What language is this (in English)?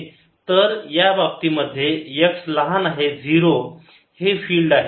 Marathi